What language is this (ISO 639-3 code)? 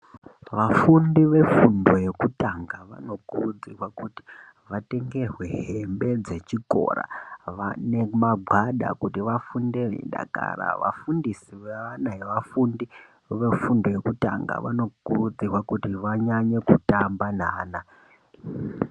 ndc